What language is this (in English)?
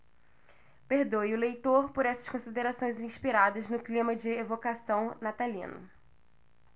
Portuguese